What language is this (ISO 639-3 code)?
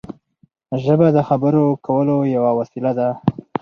pus